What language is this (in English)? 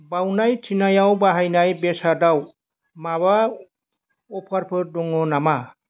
Bodo